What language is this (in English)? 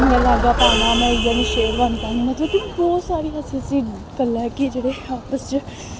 Dogri